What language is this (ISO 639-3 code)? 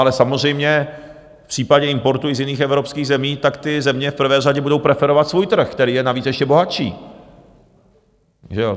ces